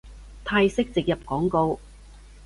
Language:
Cantonese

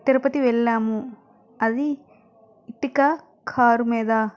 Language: Telugu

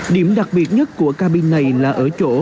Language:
Vietnamese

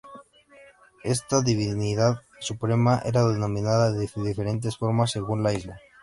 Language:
Spanish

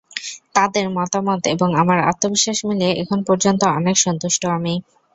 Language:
Bangla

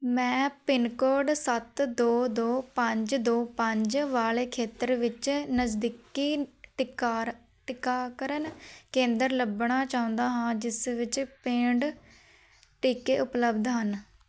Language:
Punjabi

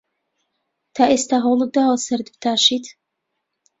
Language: Central Kurdish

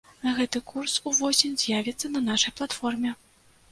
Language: Belarusian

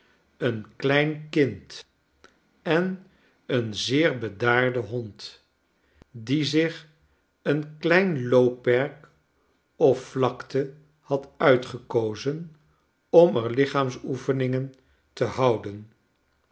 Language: Dutch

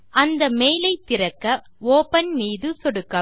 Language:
Tamil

